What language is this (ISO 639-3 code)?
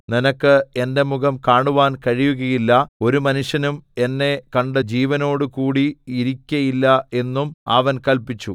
mal